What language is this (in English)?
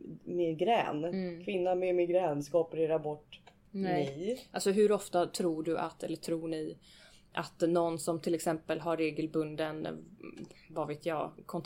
Swedish